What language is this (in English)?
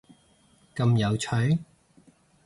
Cantonese